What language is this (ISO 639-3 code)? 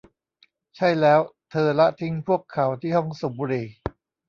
tha